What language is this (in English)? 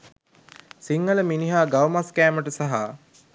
Sinhala